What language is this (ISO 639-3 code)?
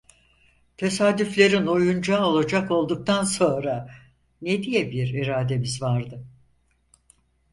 tur